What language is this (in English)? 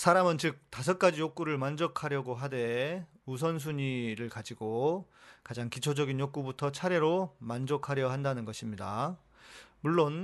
Korean